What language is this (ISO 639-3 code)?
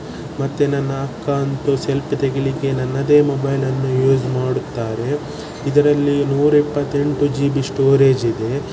kan